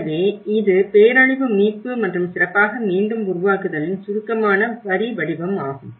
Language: Tamil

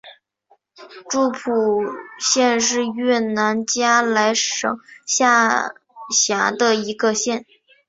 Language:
Chinese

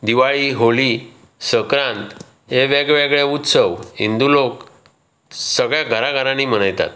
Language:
Konkani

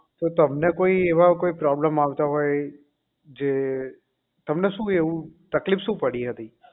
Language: Gujarati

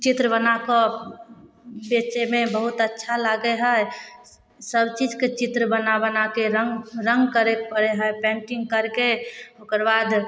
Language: Maithili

